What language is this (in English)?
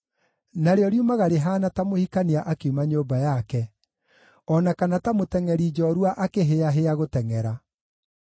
Kikuyu